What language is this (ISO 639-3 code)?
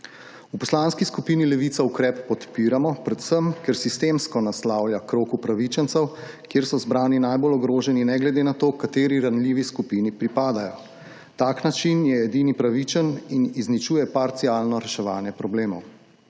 slv